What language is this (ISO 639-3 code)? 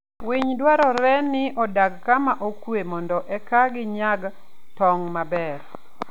luo